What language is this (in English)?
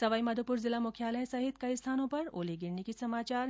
Hindi